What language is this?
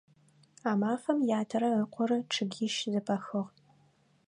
Adyghe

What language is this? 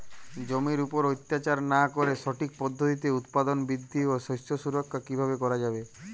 Bangla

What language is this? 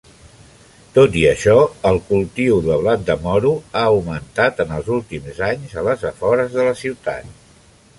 Catalan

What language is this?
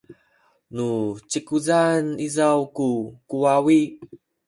Sakizaya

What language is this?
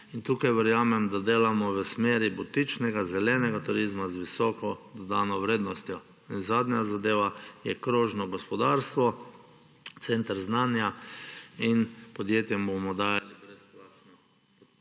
Slovenian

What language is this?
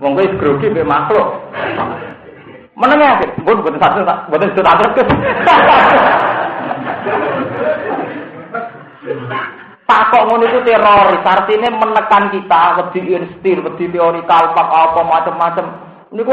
Indonesian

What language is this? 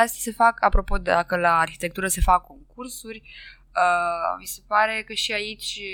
Romanian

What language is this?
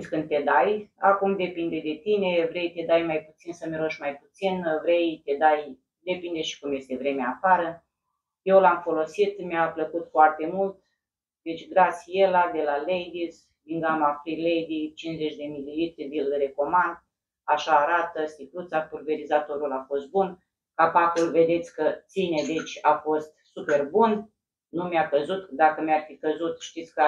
Romanian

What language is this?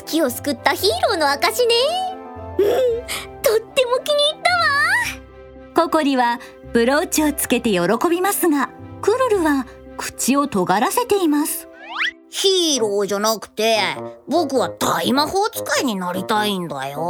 Japanese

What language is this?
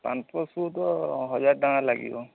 Odia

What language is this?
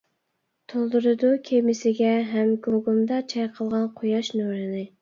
Uyghur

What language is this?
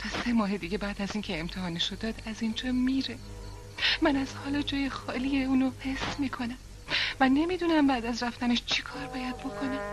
Persian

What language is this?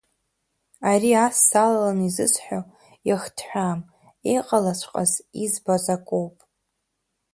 Abkhazian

